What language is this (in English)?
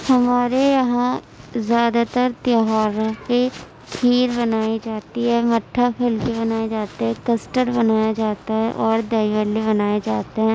Urdu